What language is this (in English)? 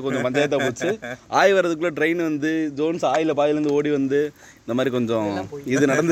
Tamil